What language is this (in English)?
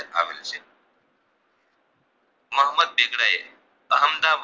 Gujarati